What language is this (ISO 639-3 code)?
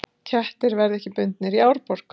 isl